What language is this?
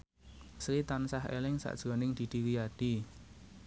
Javanese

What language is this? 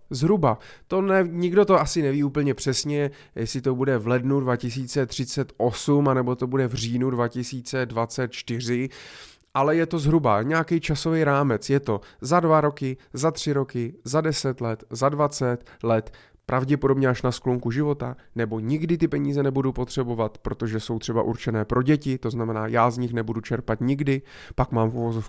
Czech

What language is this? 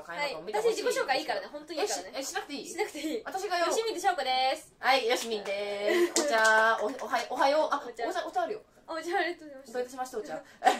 Japanese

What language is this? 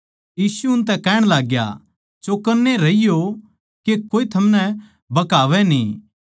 Haryanvi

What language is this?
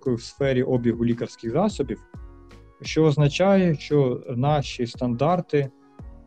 Ukrainian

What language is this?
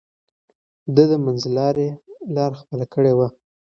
Pashto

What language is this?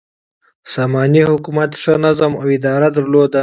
Pashto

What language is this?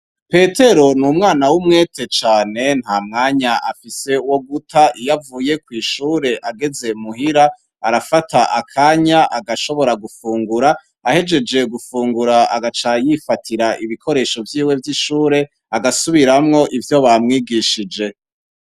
Rundi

